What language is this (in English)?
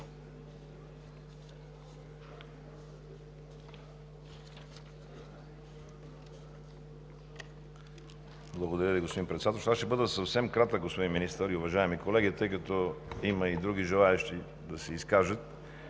Bulgarian